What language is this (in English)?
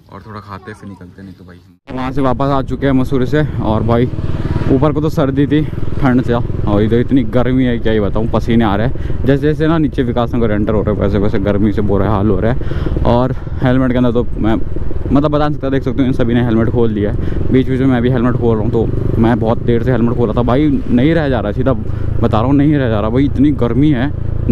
Hindi